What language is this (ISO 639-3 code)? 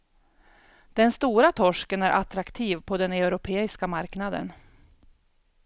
swe